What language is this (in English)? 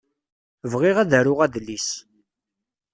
Kabyle